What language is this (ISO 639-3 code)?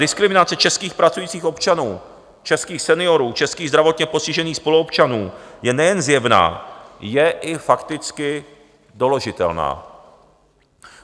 ces